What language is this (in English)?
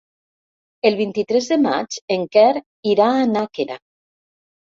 Catalan